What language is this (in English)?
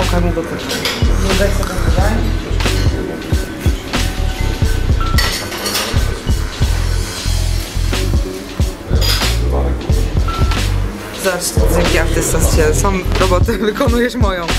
Polish